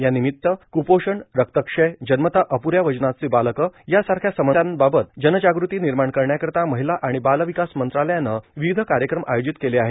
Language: Marathi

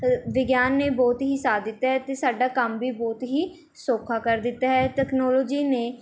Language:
Punjabi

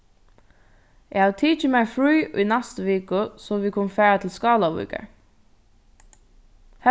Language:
Faroese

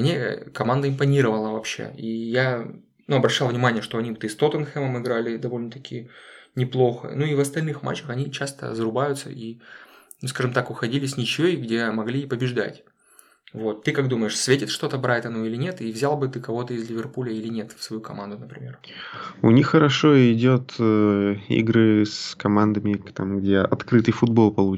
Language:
Russian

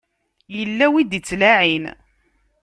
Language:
Kabyle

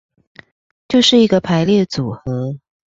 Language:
Chinese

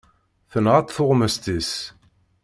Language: Kabyle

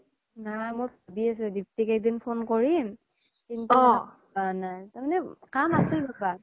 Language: Assamese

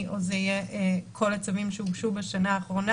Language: Hebrew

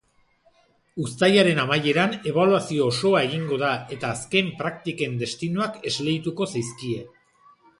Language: Basque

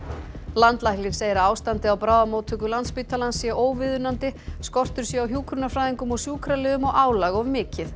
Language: Icelandic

